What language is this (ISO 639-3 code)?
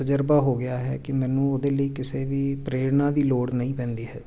pan